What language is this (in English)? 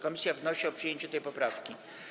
Polish